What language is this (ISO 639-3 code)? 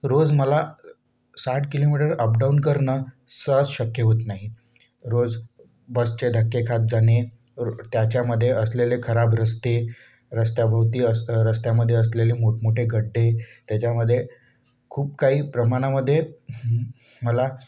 mar